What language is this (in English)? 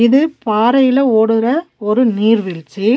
Tamil